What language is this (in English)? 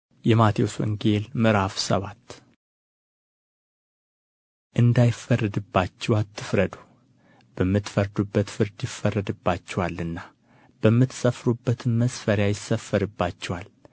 Amharic